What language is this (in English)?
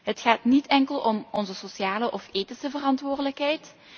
Dutch